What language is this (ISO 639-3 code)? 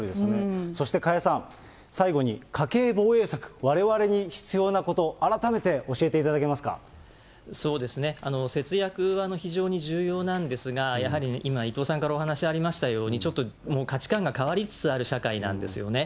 jpn